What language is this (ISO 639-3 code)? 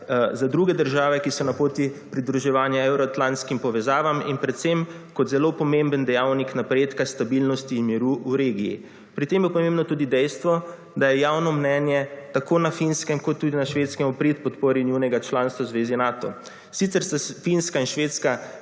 slv